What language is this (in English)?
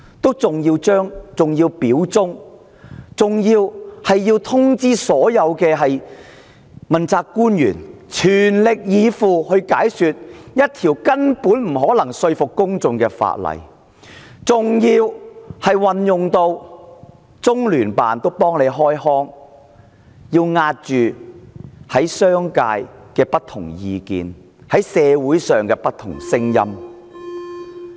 Cantonese